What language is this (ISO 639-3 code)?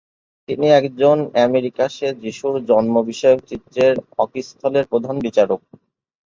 ben